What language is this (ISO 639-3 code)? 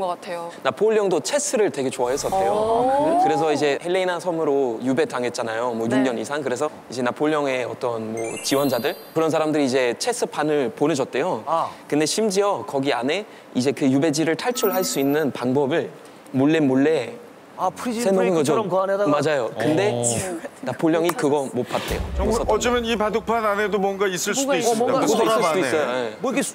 kor